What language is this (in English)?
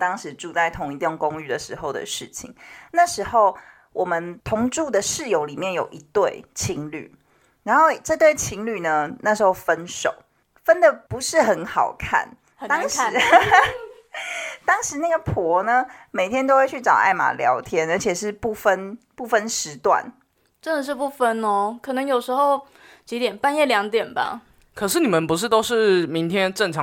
Chinese